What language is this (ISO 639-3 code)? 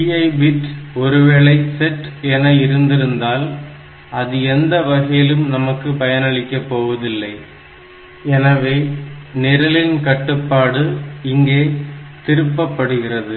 tam